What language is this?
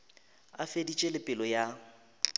Northern Sotho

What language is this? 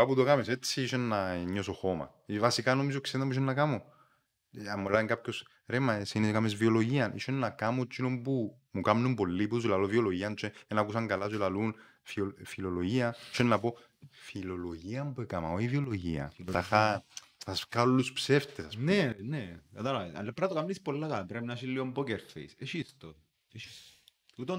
Greek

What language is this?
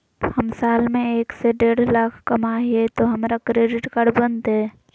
Magahi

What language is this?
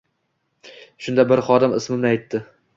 Uzbek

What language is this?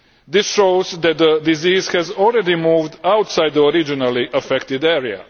English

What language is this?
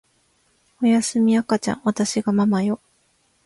Japanese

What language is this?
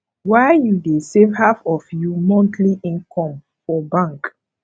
Nigerian Pidgin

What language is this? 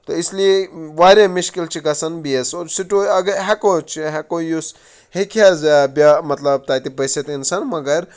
Kashmiri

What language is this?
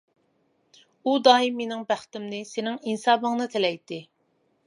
Uyghur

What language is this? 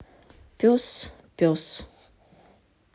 Russian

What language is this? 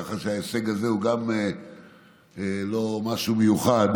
Hebrew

